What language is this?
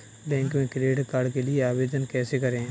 Hindi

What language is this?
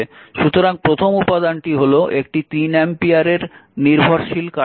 Bangla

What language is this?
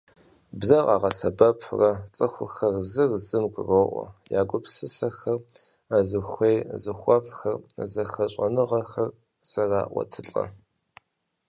Kabardian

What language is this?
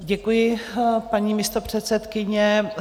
Czech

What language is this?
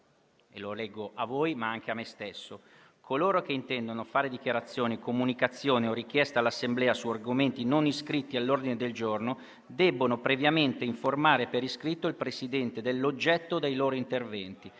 Italian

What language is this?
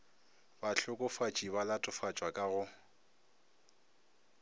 Northern Sotho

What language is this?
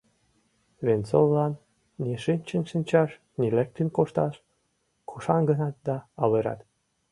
Mari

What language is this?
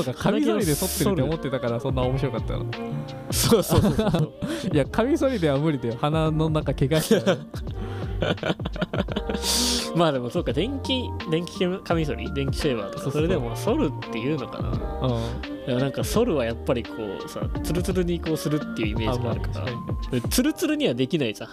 Japanese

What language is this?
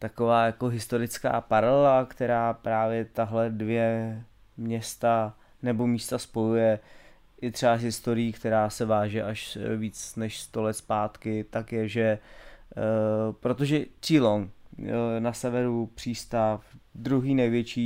Czech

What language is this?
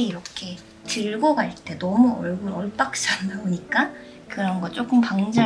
Korean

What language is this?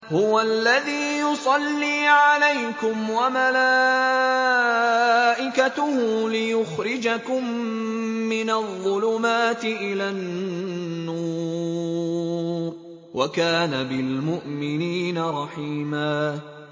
Arabic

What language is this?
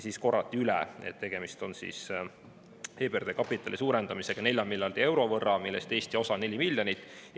Estonian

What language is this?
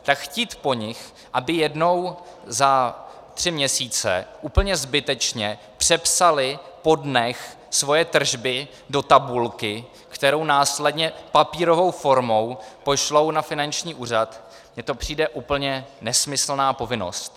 Czech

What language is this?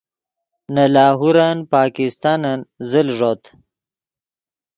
Yidgha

